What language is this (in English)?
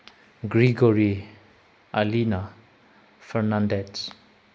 Manipuri